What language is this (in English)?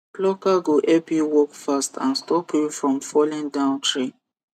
Nigerian Pidgin